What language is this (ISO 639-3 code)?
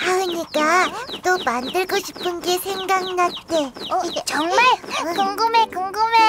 kor